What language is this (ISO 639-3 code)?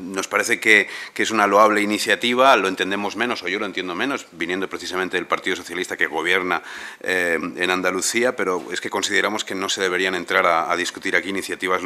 spa